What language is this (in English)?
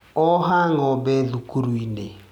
Kikuyu